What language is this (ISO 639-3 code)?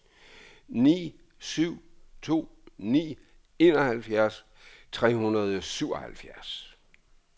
dan